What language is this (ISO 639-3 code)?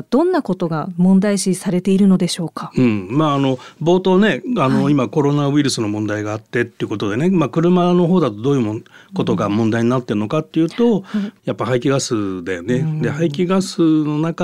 jpn